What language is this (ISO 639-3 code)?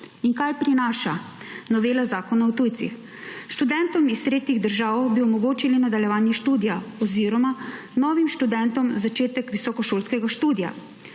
slv